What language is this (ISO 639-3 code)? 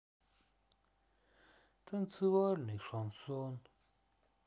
rus